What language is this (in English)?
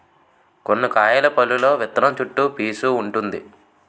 Telugu